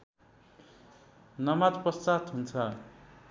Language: Nepali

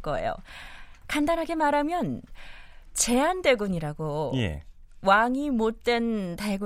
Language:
Korean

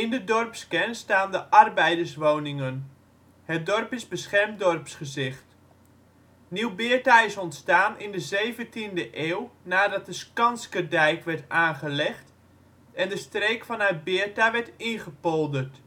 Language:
Dutch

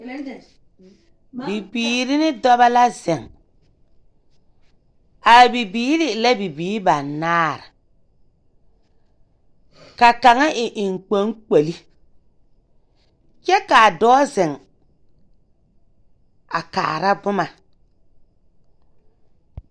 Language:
Southern Dagaare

